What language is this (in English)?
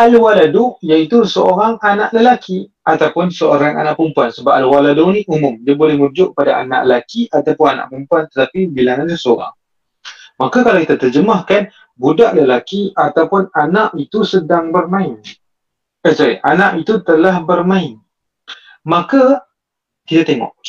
Malay